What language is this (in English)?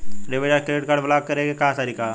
Bhojpuri